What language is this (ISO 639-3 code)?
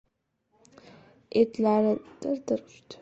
uzb